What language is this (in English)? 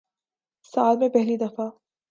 Urdu